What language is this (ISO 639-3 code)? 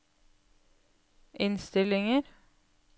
nor